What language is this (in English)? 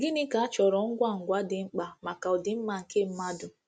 Igbo